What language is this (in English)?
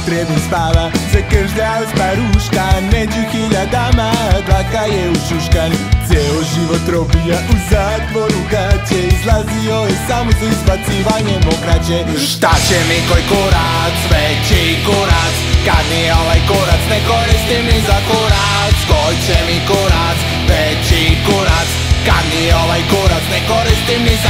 Latvian